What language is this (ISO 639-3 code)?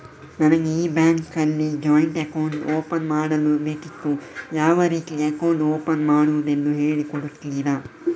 kan